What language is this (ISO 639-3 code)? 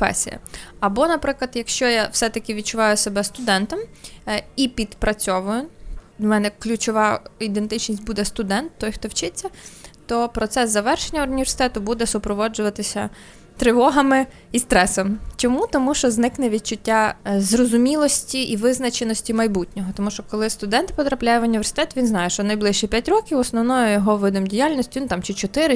ukr